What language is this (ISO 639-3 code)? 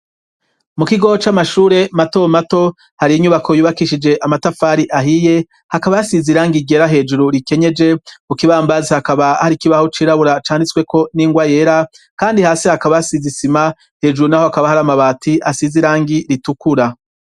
run